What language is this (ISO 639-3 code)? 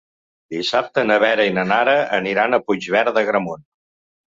cat